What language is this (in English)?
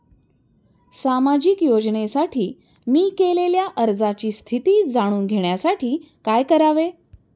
Marathi